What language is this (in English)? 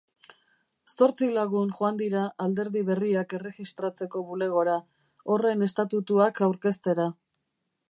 Basque